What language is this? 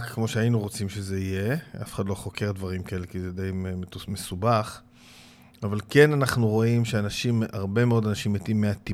Hebrew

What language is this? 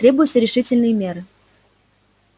Russian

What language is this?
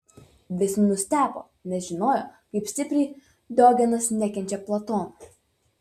Lithuanian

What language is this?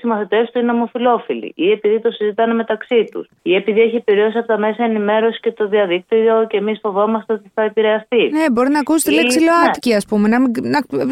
Greek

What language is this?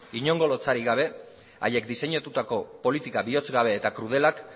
Basque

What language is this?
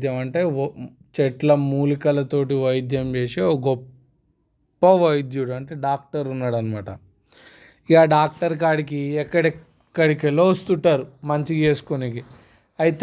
Telugu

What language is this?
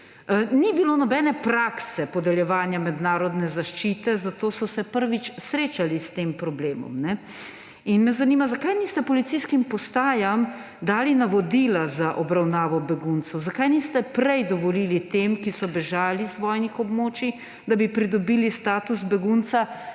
Slovenian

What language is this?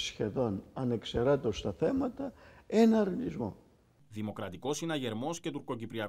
Greek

